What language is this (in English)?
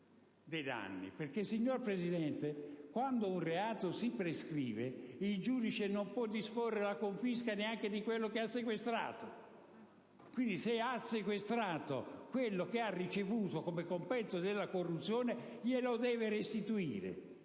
Italian